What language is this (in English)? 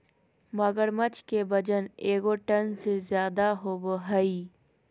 Magahi